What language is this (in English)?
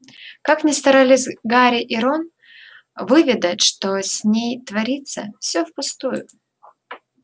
Russian